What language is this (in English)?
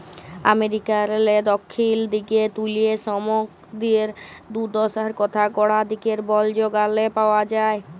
Bangla